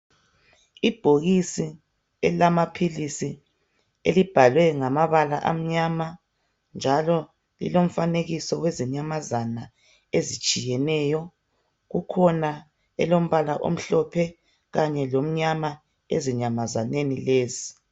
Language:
North Ndebele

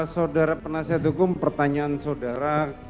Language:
Indonesian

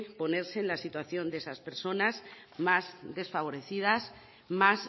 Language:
Spanish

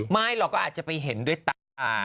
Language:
Thai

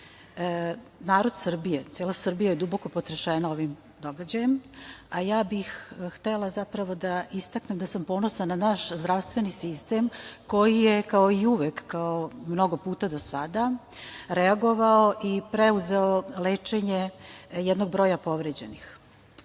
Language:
Serbian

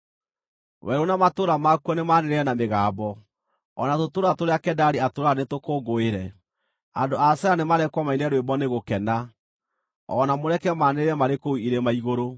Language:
Kikuyu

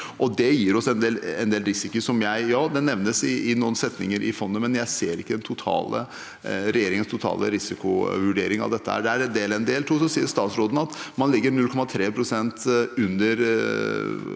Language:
Norwegian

